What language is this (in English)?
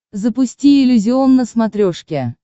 Russian